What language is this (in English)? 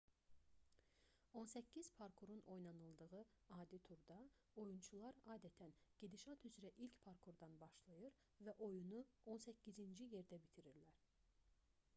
Azerbaijani